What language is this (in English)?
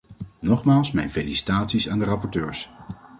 Dutch